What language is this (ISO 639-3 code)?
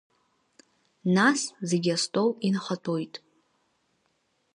abk